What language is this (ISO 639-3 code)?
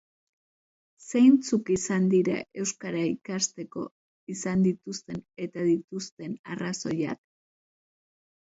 eus